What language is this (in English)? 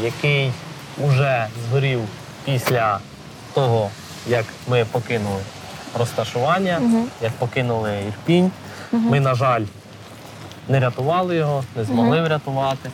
Ukrainian